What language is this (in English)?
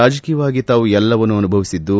Kannada